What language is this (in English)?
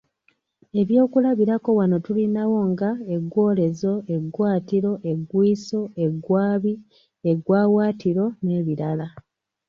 Ganda